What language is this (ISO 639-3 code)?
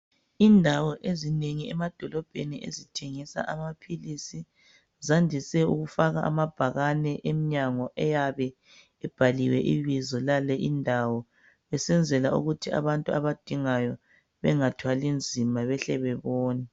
nde